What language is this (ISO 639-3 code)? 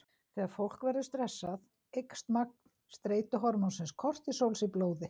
isl